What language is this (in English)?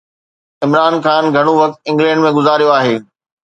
Sindhi